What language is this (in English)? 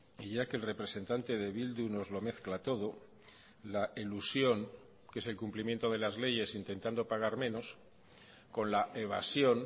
Spanish